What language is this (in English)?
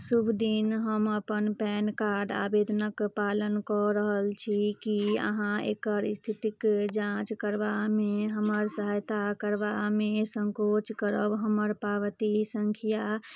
Maithili